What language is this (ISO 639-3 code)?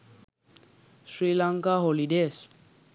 sin